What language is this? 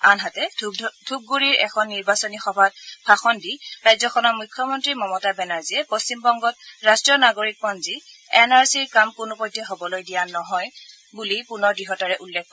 Assamese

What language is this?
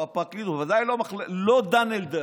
Hebrew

